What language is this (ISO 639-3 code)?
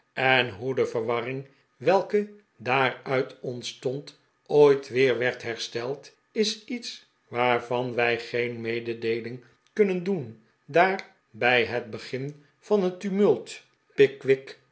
nld